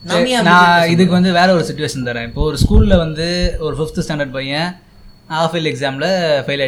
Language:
Tamil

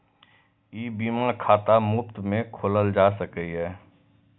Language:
Maithili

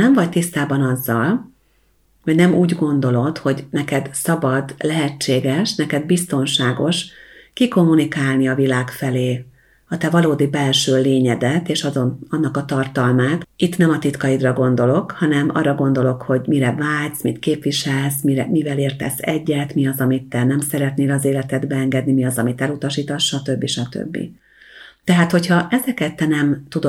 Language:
Hungarian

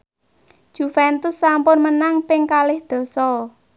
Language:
Javanese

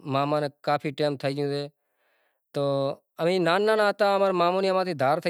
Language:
Kachi Koli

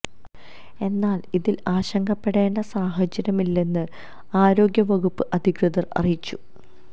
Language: Malayalam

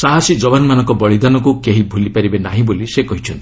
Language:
Odia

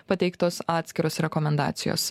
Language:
Lithuanian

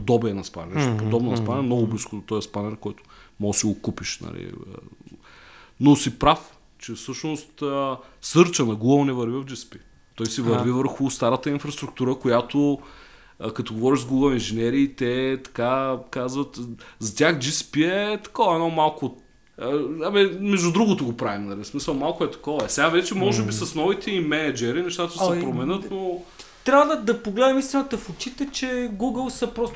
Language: Bulgarian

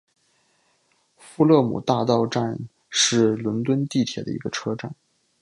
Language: Chinese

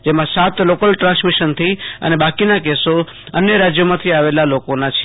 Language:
Gujarati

